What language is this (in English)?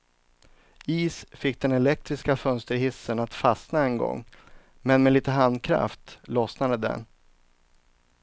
Swedish